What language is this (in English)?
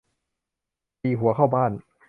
Thai